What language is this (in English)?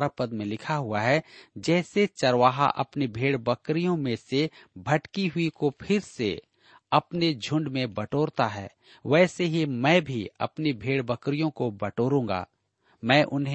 Hindi